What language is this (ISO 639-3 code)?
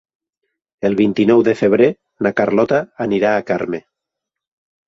cat